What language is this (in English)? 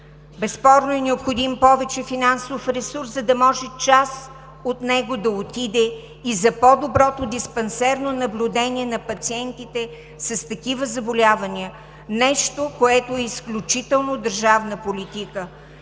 Bulgarian